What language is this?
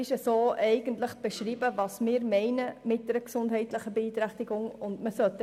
Swiss German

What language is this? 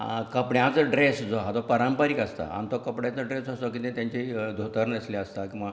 Konkani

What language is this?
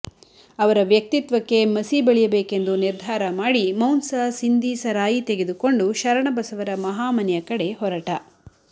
Kannada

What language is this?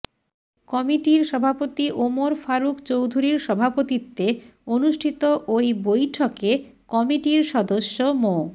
Bangla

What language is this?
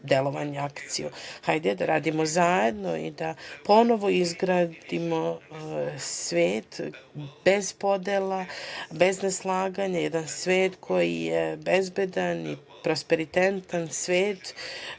Serbian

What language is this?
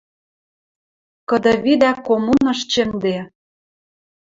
Western Mari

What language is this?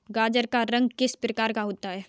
Hindi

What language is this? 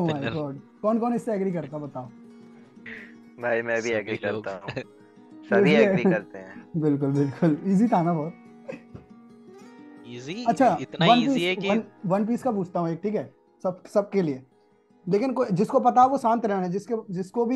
Hindi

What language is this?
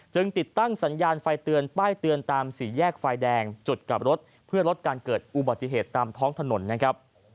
Thai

